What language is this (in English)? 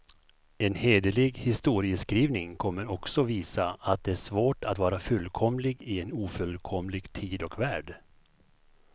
Swedish